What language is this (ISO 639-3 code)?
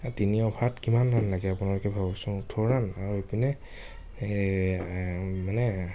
asm